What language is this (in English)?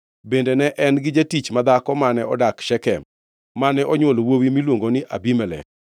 Luo (Kenya and Tanzania)